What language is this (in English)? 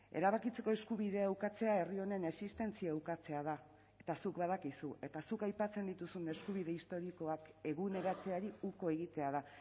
Basque